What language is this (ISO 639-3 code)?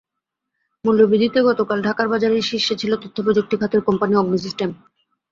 ben